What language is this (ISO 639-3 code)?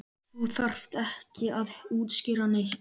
isl